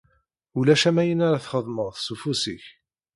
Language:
Kabyle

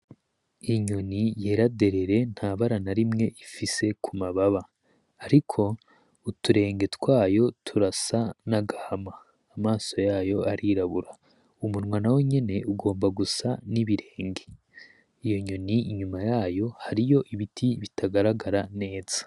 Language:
Rundi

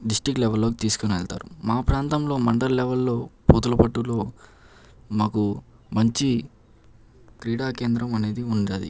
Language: Telugu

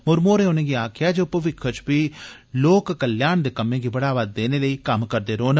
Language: Dogri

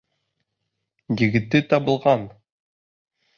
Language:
Bashkir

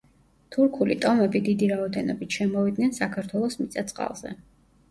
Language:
Georgian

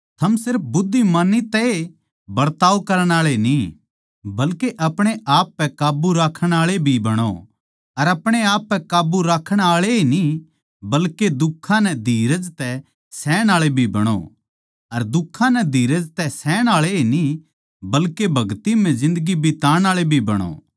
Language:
Haryanvi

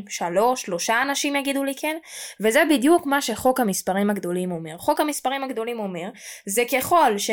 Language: Hebrew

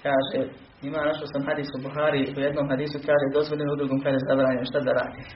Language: Croatian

